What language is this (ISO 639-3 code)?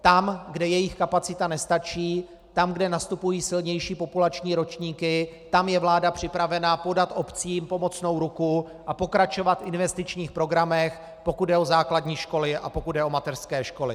ces